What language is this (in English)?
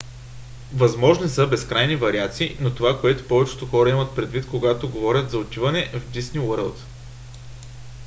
Bulgarian